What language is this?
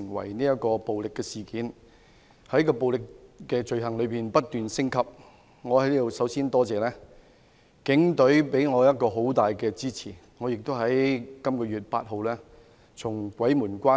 Cantonese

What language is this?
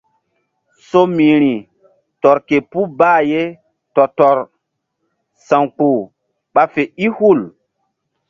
Mbum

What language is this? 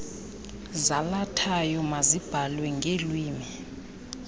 Xhosa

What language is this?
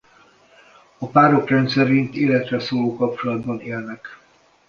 Hungarian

